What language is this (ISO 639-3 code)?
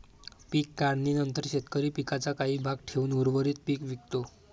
mar